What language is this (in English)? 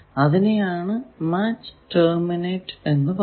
Malayalam